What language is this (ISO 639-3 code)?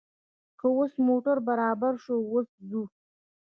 pus